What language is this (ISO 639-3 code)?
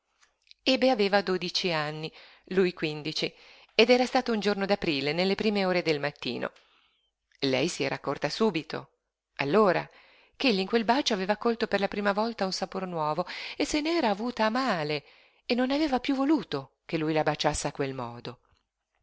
ita